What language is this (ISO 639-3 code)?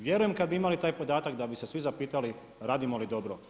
hrv